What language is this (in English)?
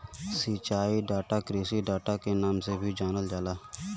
Bhojpuri